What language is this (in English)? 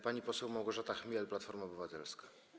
Polish